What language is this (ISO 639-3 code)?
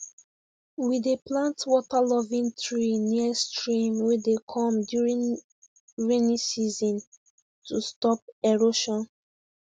pcm